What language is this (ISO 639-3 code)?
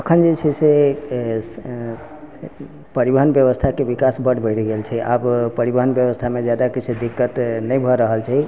mai